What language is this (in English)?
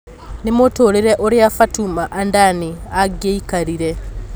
Kikuyu